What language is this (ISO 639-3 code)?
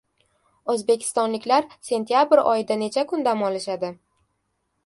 uzb